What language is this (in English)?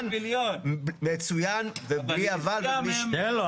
Hebrew